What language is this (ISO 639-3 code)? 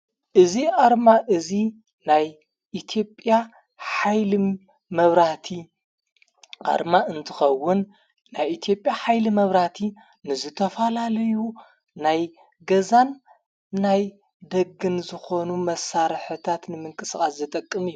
tir